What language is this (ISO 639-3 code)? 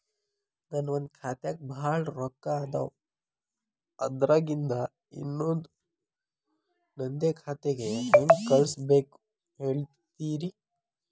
kan